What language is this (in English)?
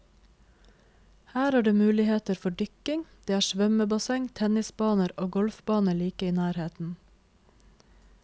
Norwegian